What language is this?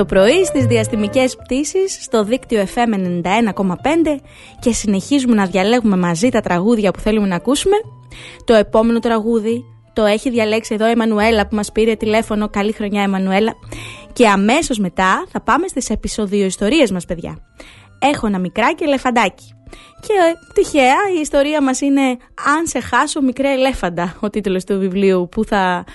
Greek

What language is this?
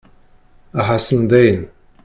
Kabyle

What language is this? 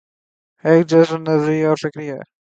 Urdu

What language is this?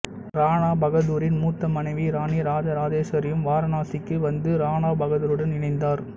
Tamil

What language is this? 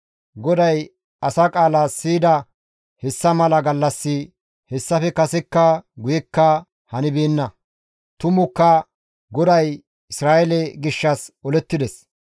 Gamo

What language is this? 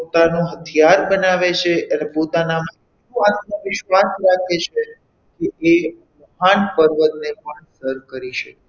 Gujarati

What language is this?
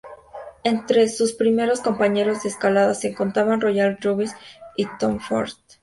Spanish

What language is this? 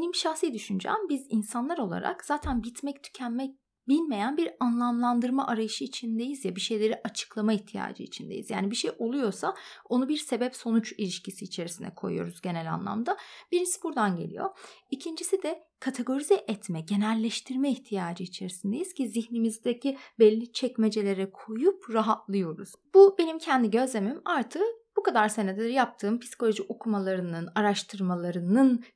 Turkish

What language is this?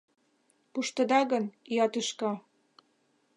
Mari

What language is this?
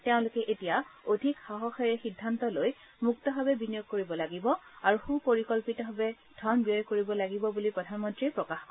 Assamese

